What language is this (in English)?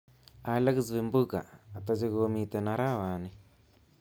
Kalenjin